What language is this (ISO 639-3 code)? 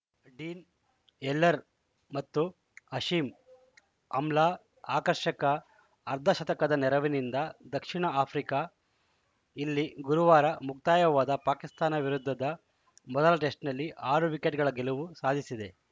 kan